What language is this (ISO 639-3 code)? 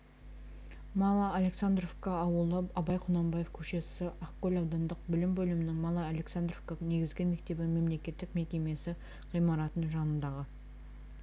kaz